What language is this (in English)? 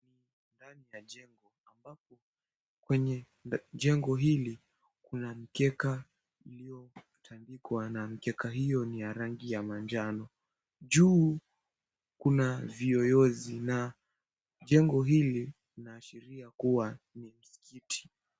Swahili